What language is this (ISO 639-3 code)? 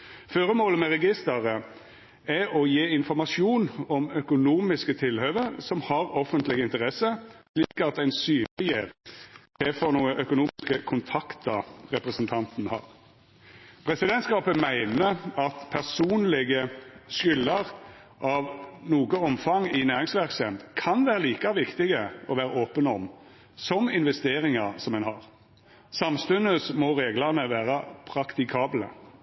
nno